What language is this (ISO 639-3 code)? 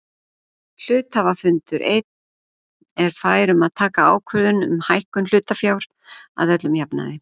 isl